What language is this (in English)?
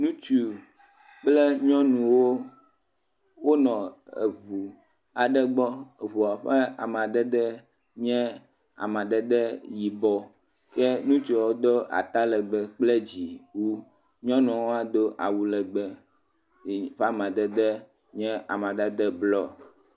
Ewe